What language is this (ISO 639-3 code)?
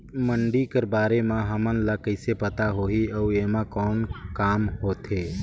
hne